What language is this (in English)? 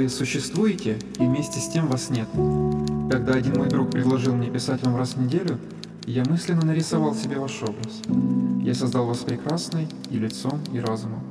Ukrainian